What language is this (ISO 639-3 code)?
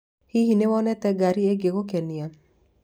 kik